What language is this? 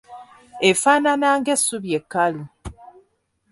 Ganda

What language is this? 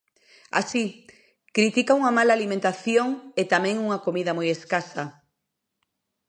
Galician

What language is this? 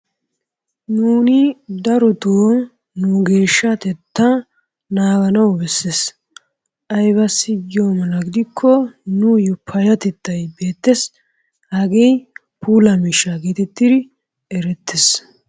Wolaytta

